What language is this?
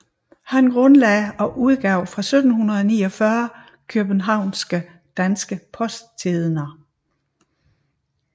Danish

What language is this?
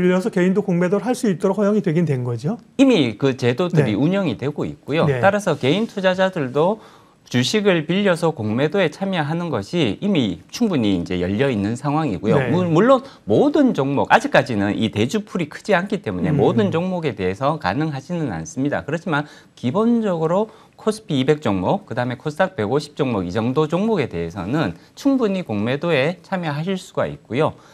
Korean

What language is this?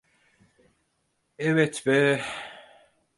Turkish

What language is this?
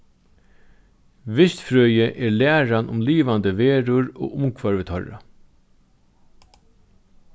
Faroese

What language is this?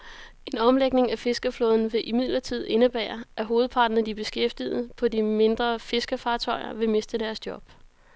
Danish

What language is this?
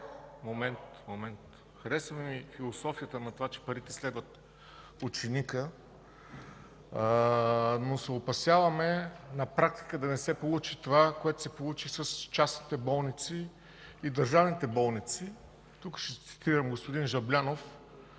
Bulgarian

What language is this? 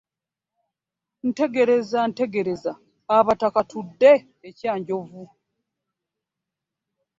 Ganda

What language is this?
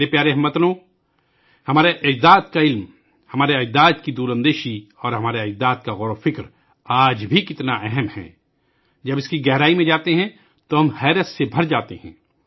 Urdu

